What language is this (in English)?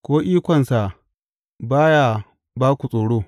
Hausa